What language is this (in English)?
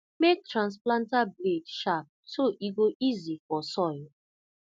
Nigerian Pidgin